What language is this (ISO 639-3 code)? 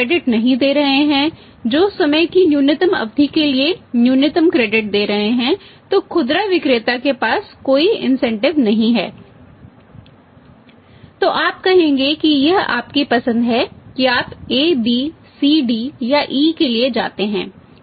hin